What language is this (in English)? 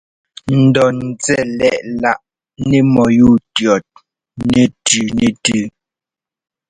Ngomba